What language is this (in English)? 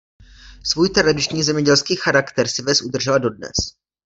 Czech